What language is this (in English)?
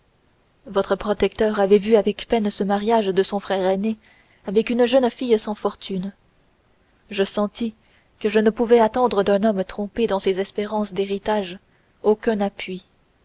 French